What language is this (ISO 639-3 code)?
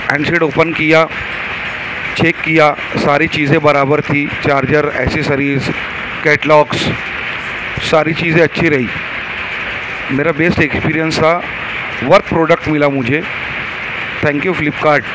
urd